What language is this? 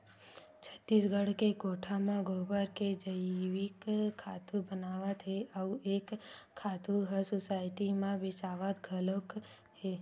Chhattisgarhi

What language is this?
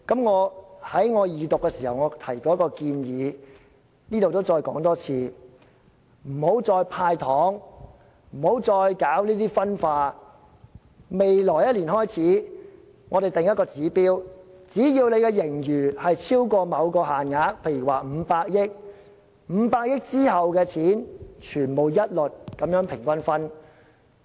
Cantonese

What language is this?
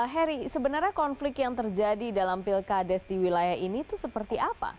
Indonesian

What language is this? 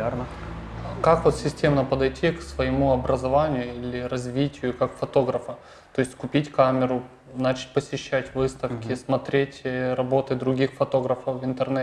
Russian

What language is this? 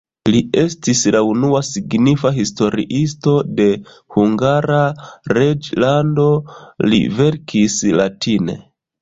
Esperanto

